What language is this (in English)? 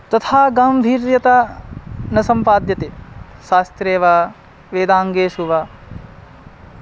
Sanskrit